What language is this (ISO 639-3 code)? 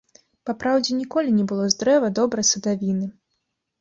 bel